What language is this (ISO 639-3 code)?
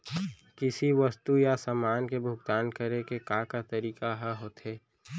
hne